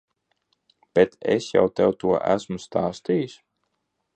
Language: Latvian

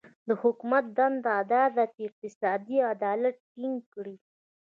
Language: Pashto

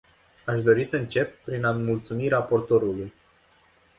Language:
Romanian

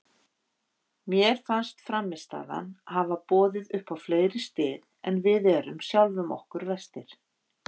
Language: Icelandic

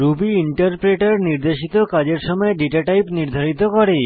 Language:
Bangla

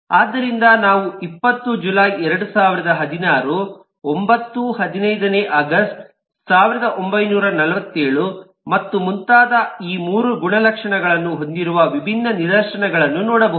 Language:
Kannada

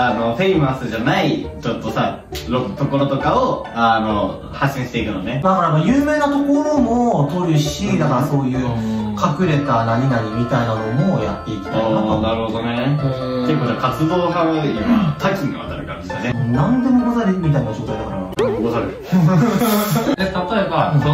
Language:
Japanese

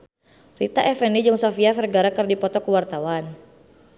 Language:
Sundanese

